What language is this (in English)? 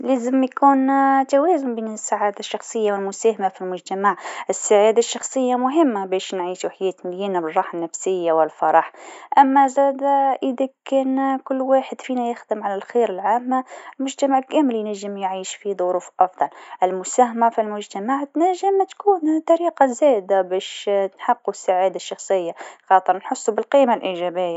Tunisian Arabic